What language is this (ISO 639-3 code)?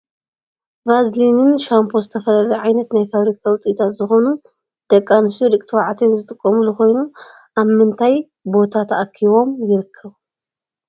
tir